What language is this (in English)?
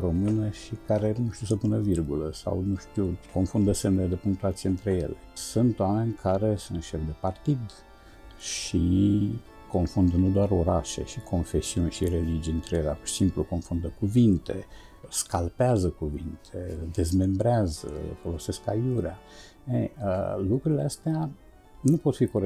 Romanian